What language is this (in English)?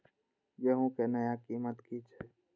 Maithili